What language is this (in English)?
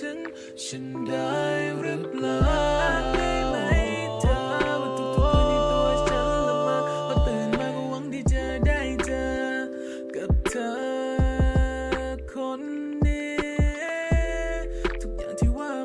Turkish